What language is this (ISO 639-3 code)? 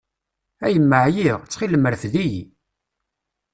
kab